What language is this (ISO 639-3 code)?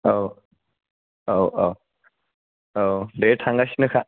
brx